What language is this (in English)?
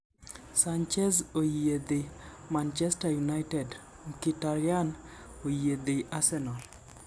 Luo (Kenya and Tanzania)